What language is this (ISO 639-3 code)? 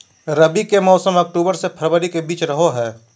mag